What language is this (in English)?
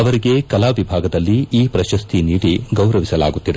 Kannada